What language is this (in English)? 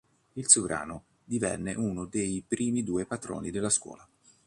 Italian